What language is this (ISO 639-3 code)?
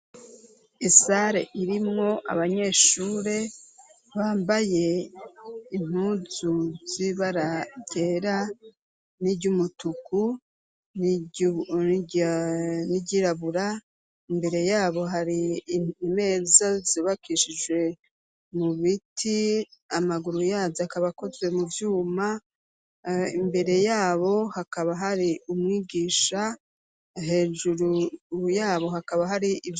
run